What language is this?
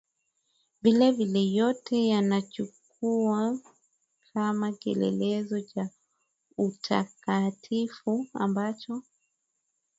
Swahili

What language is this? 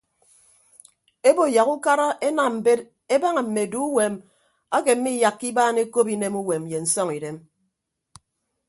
Ibibio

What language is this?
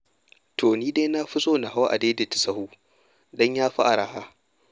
Hausa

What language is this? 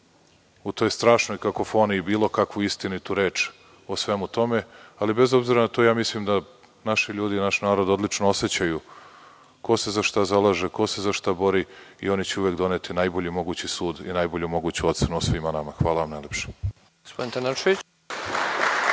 Serbian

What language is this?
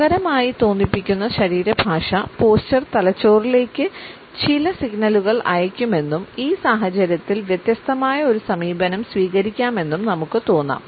Malayalam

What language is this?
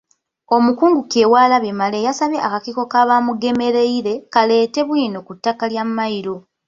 Ganda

